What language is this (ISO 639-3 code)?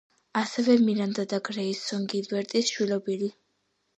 kat